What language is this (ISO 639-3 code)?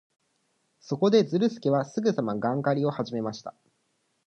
jpn